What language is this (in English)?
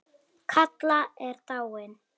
Icelandic